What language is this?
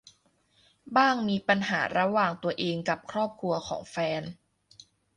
Thai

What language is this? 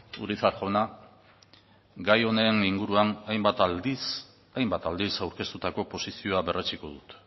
Basque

